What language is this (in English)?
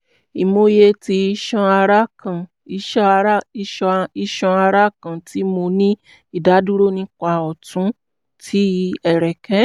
Yoruba